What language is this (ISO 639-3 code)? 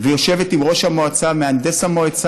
heb